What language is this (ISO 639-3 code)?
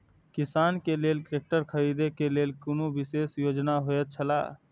mai